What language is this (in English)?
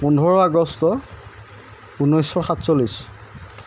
Assamese